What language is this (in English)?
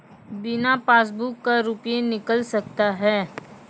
Maithili